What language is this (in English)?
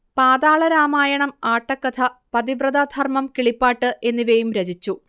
Malayalam